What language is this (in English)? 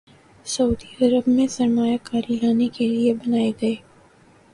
Urdu